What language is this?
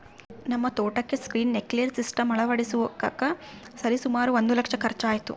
Kannada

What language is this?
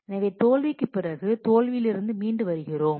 Tamil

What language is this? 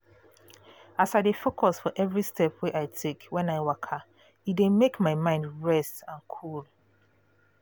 Nigerian Pidgin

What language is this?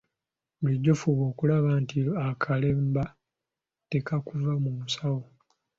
Ganda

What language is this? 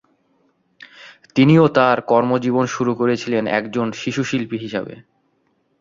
Bangla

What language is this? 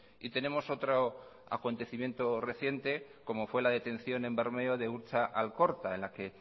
Spanish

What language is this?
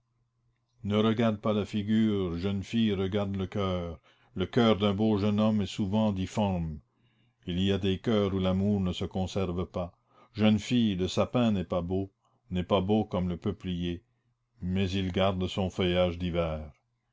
French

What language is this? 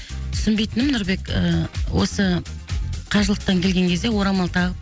Kazakh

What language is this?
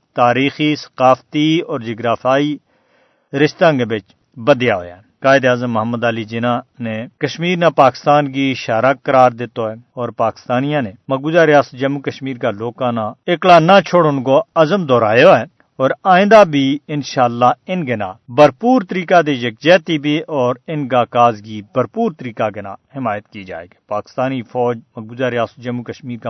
Urdu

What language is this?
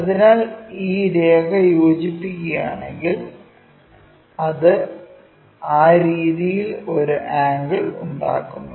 Malayalam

